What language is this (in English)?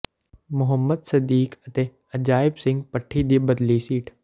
Punjabi